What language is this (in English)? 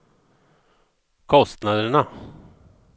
Swedish